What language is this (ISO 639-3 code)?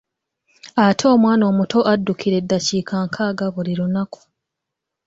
lug